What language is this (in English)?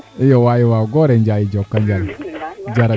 Serer